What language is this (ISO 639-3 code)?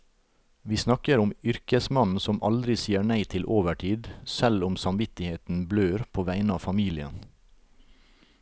nor